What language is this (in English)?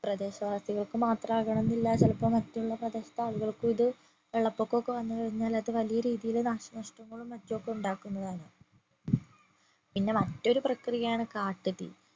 Malayalam